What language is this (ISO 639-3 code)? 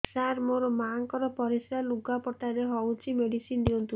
ori